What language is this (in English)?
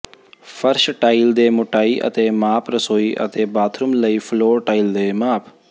Punjabi